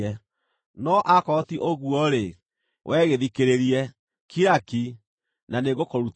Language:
Kikuyu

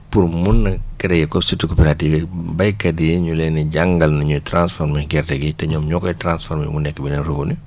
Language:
Wolof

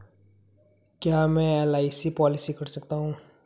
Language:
Hindi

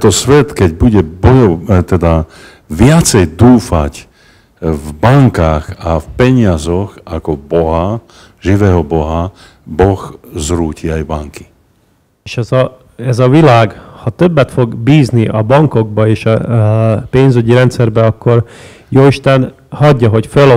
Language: Hungarian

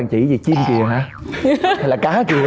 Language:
Vietnamese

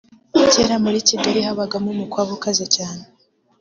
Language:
Kinyarwanda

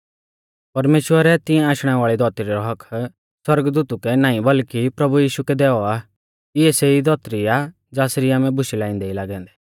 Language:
Mahasu Pahari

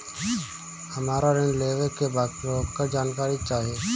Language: Bhojpuri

